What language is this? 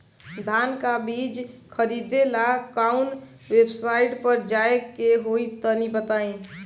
Bhojpuri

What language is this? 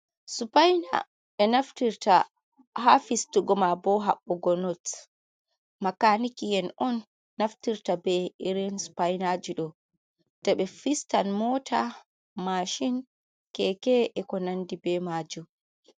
Fula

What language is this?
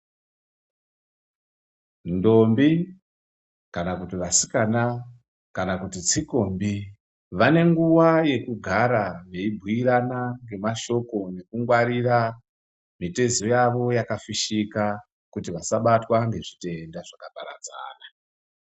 Ndau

